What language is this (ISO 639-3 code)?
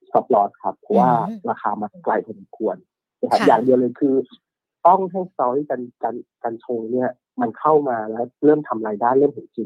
tha